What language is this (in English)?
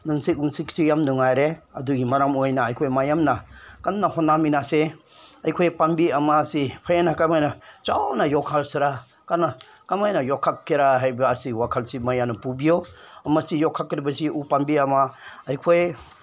Manipuri